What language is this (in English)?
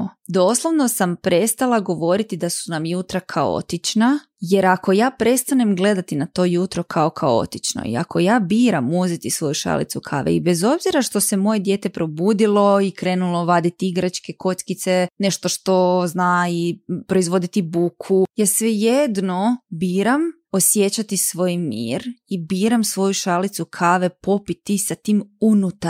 Croatian